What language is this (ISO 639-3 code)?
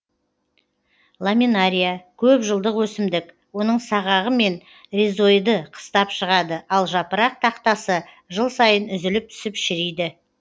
kaz